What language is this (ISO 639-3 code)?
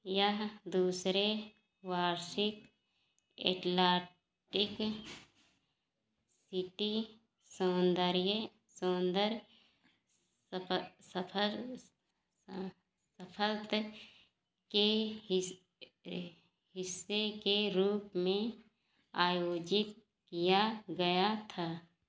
hin